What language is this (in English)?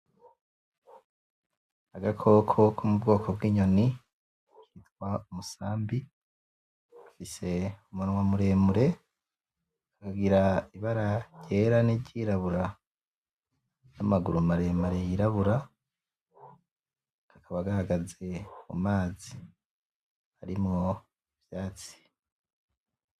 Rundi